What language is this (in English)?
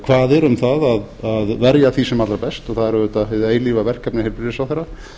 Icelandic